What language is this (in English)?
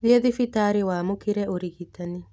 Kikuyu